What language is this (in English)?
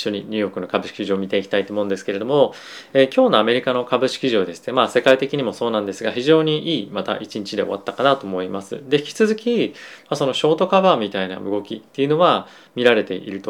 Japanese